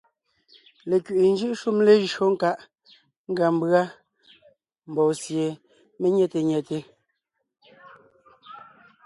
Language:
Ngiemboon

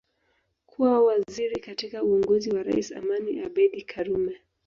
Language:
Swahili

